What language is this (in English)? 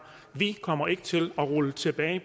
Danish